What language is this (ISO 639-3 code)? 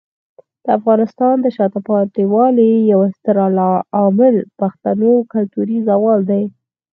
pus